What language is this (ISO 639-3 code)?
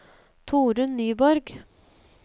nor